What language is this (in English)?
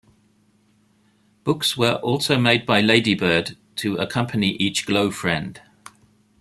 English